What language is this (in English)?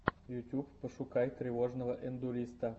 Russian